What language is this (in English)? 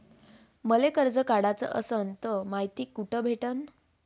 Marathi